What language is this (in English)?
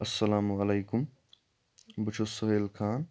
Kashmiri